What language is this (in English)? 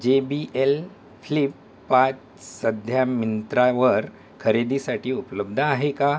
Marathi